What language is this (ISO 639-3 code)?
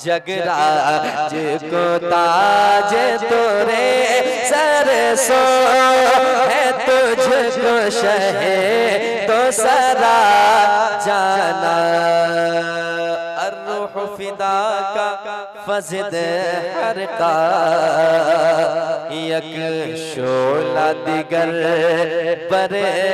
ara